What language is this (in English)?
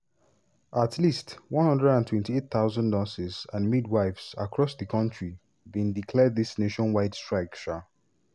Nigerian Pidgin